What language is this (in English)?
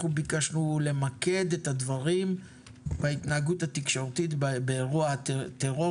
Hebrew